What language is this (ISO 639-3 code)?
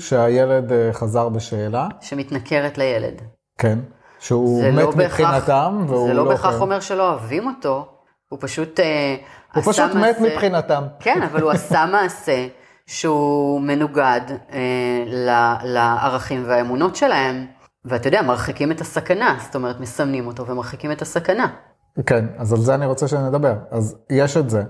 heb